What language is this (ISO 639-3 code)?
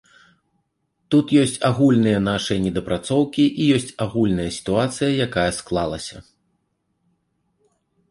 bel